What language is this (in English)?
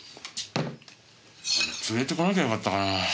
Japanese